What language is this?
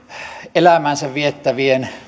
Finnish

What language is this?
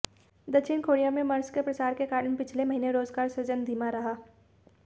Hindi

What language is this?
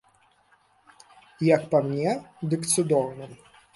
Belarusian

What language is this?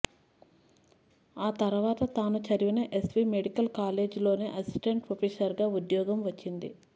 Telugu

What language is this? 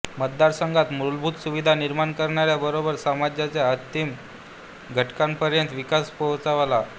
Marathi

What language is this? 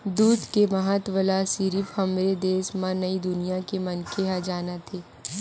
Chhattisgarhi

